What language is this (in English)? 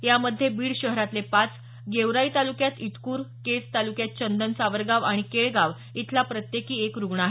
Marathi